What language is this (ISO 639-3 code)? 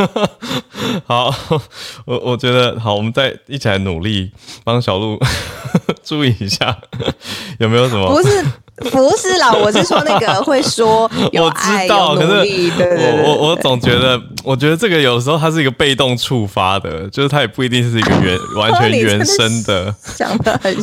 zho